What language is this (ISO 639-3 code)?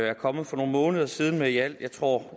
dan